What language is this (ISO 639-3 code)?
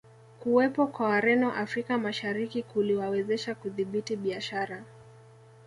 swa